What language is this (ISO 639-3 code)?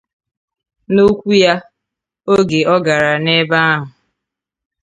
ibo